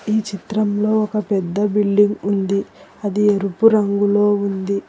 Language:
Telugu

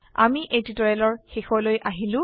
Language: Assamese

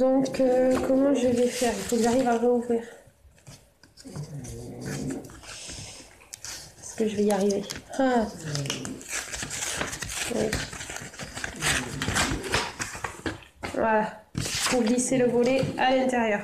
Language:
French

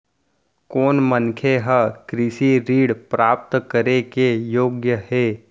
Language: Chhattisgarhi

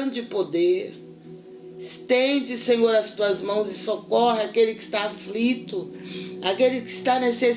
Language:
Portuguese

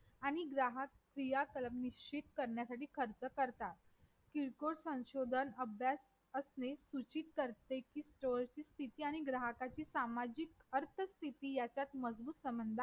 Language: Marathi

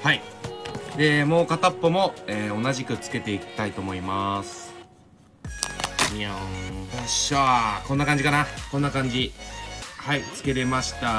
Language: Japanese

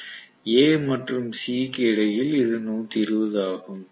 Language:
Tamil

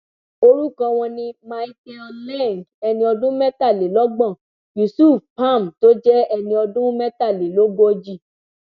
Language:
Yoruba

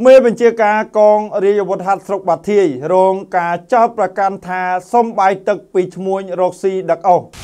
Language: Thai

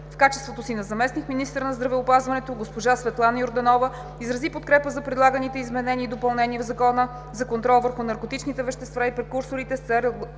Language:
Bulgarian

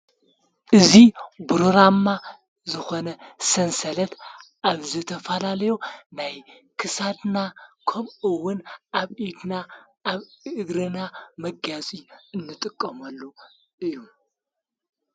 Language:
Tigrinya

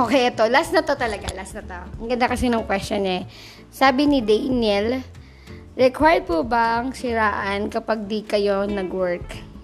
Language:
Filipino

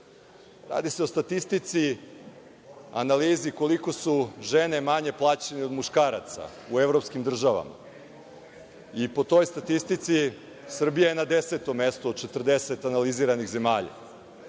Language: Serbian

